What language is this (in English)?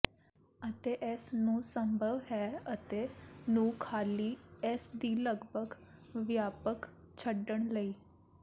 Punjabi